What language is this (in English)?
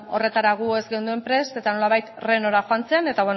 Basque